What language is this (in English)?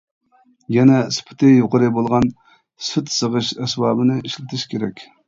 Uyghur